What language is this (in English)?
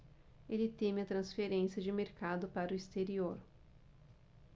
Portuguese